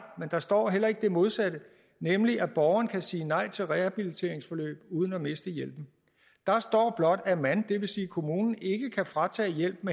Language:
Danish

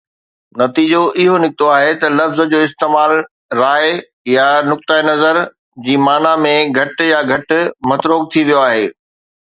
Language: Sindhi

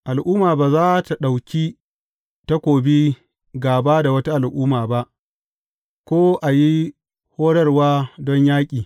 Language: Hausa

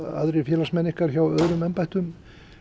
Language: Icelandic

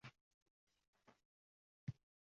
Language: Uzbek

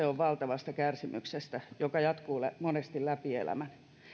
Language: Finnish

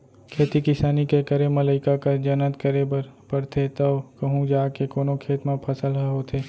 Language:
Chhattisgarhi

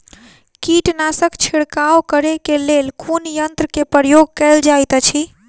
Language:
Maithili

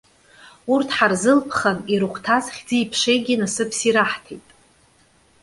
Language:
Abkhazian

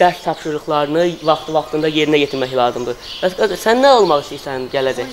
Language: Turkish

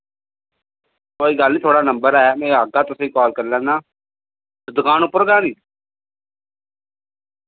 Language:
Dogri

